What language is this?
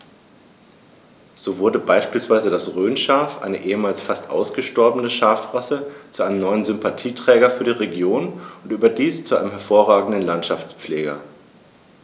German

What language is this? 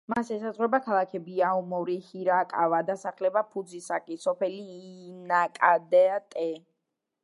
Georgian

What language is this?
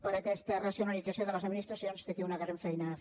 Catalan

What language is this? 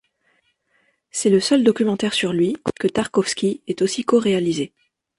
French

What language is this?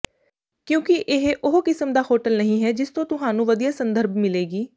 Punjabi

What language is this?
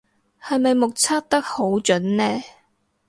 Cantonese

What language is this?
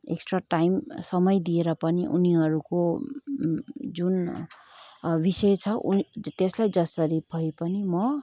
Nepali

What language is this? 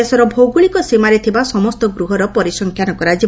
Odia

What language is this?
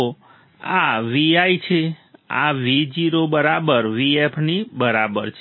Gujarati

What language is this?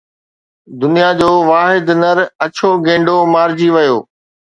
Sindhi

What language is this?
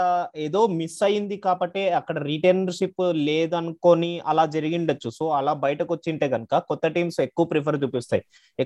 Telugu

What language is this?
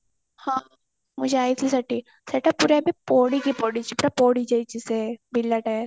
Odia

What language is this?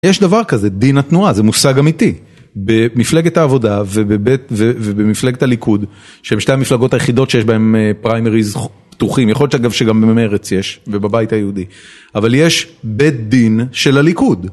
Hebrew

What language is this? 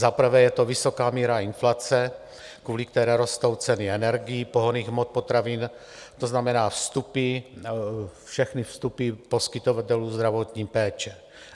Czech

